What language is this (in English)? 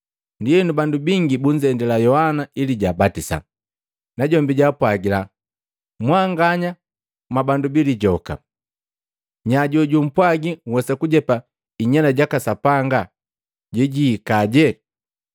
Matengo